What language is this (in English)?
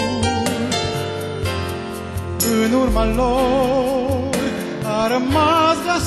Romanian